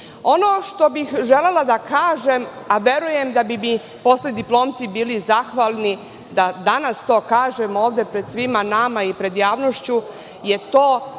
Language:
Serbian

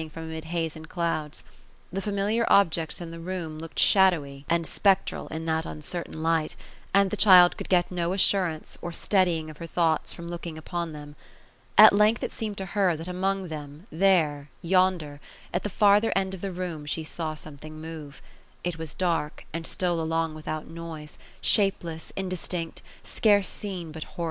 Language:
English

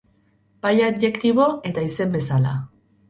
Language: Basque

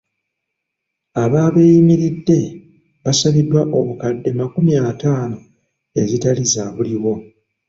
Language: Ganda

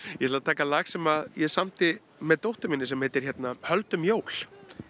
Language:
Icelandic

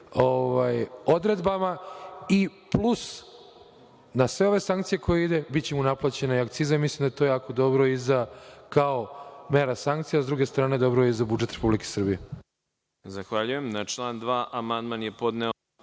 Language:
Serbian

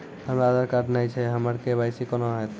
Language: Maithili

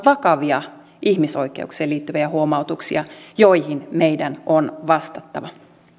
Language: Finnish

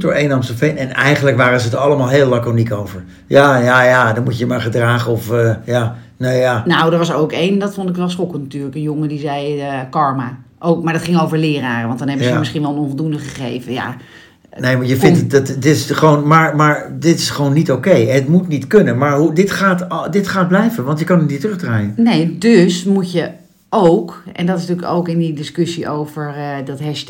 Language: Dutch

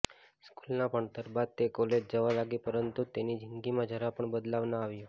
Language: Gujarati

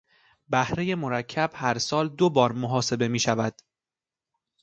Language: Persian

